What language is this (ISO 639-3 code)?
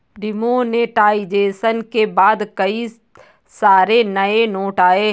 hin